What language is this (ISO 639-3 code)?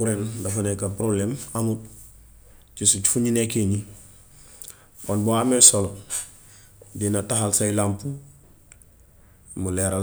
wof